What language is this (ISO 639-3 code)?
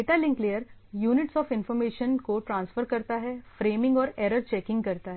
hin